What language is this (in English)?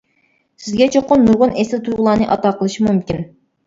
Uyghur